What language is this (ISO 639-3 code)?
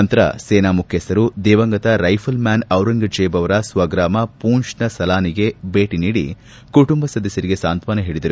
kan